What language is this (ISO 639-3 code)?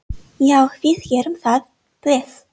isl